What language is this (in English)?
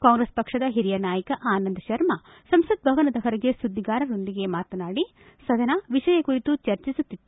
Kannada